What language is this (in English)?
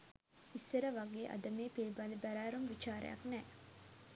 Sinhala